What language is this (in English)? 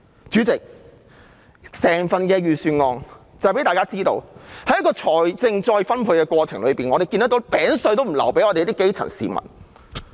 Cantonese